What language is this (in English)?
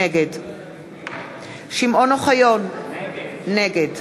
Hebrew